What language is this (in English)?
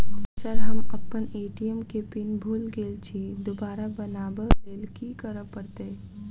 Maithili